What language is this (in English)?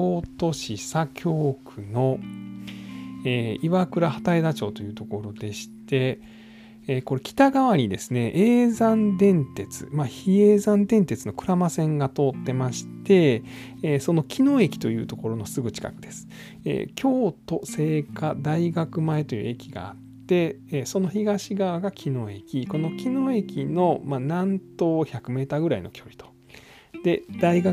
Japanese